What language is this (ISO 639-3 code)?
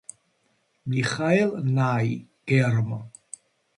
kat